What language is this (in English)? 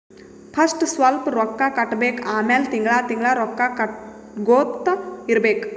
Kannada